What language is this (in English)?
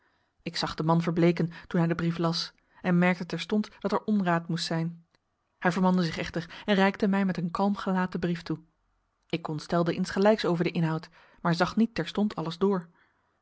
Dutch